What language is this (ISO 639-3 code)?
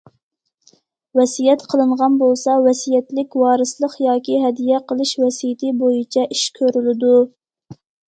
uig